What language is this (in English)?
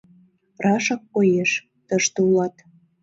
Mari